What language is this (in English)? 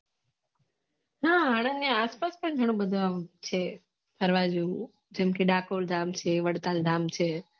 Gujarati